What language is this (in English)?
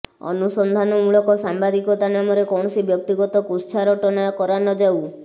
Odia